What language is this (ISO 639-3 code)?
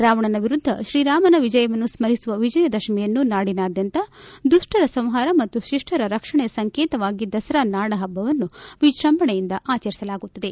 kan